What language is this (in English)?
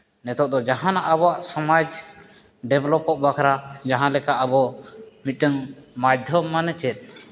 Santali